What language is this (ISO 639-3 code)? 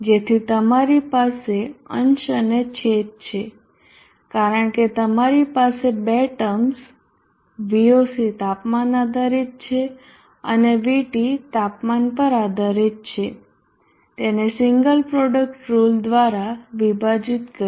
guj